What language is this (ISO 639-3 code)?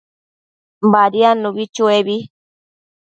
mcf